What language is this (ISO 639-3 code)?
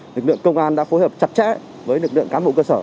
vie